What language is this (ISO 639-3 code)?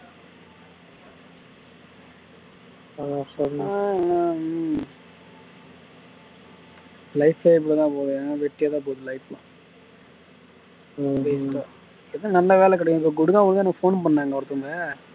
tam